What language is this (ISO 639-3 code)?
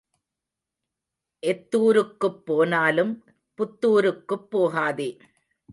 tam